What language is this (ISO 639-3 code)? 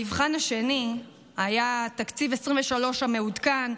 heb